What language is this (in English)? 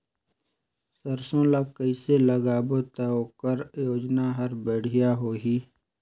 Chhattisgarhi